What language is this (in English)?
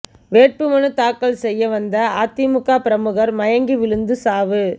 Tamil